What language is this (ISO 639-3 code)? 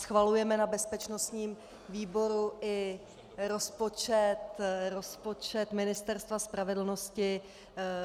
ces